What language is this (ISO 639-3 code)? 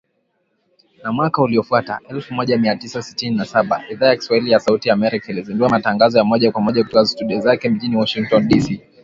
swa